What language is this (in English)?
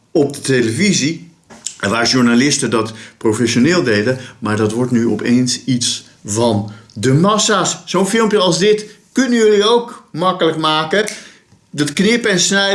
Dutch